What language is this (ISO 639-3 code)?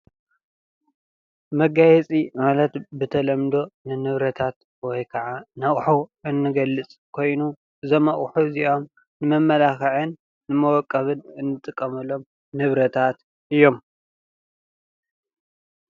tir